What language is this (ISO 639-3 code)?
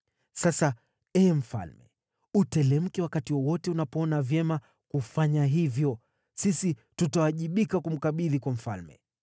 swa